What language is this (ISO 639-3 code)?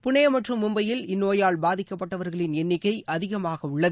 tam